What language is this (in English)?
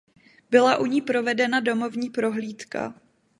Czech